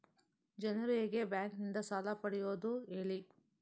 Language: Kannada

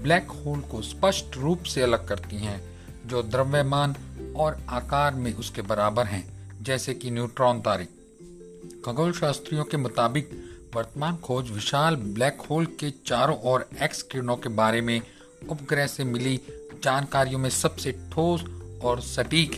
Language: Hindi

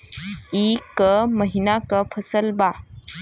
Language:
Bhojpuri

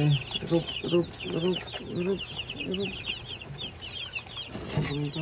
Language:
Filipino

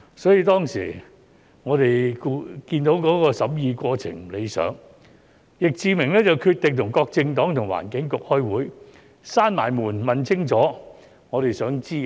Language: Cantonese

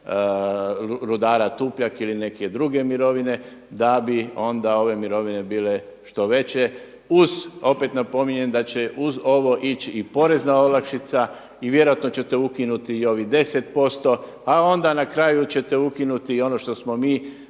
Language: Croatian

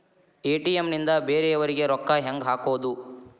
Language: Kannada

